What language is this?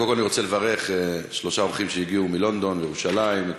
Hebrew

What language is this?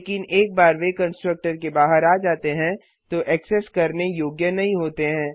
Hindi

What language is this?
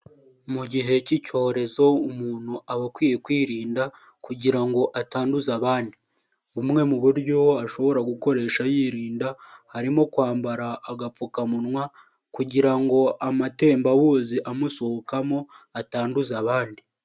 Kinyarwanda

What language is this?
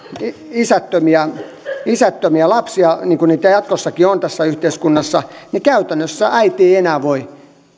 Finnish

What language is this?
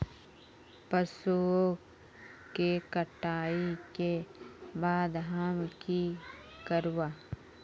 Magahi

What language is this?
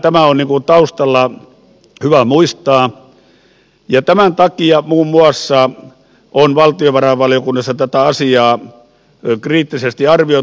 Finnish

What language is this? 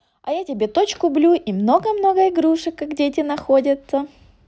Russian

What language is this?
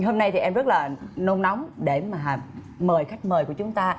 Vietnamese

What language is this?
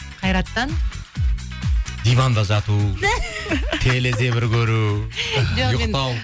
Kazakh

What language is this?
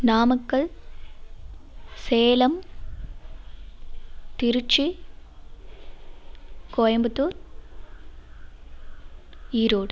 Tamil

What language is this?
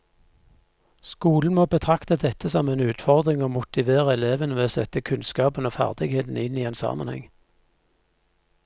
Norwegian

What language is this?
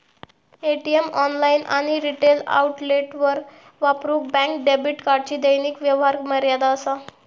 Marathi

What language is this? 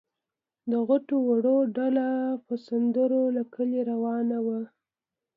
Pashto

